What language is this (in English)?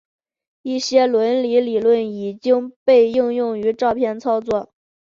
Chinese